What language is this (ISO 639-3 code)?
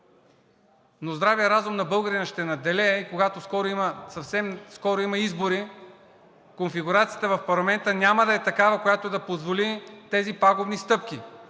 bul